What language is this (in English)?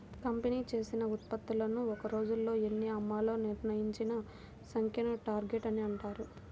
Telugu